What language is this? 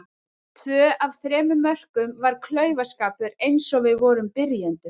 Icelandic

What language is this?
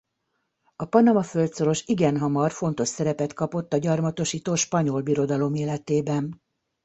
Hungarian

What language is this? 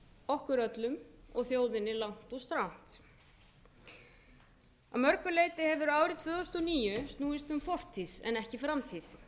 Icelandic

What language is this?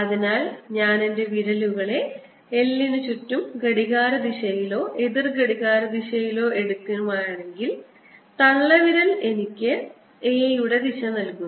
Malayalam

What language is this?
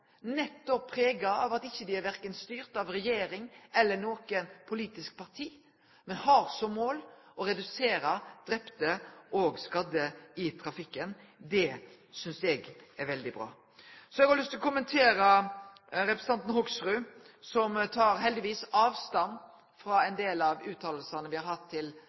Norwegian Nynorsk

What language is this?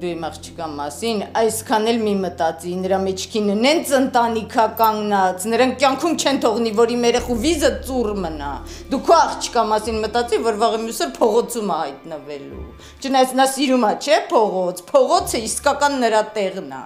Romanian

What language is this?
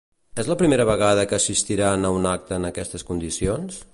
Catalan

